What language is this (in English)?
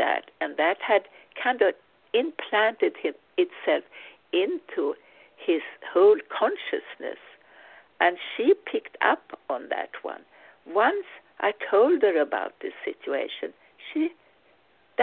English